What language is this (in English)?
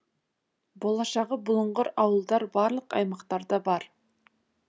Kazakh